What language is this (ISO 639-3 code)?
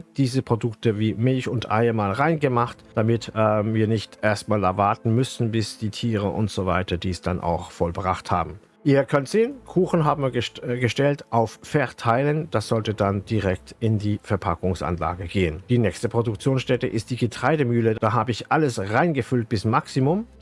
deu